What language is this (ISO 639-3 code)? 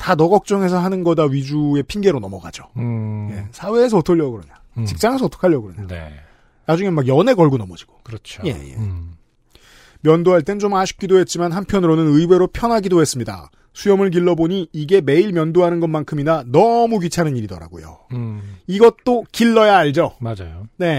kor